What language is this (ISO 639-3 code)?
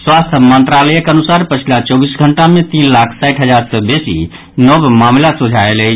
mai